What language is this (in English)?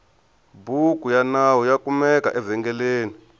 Tsonga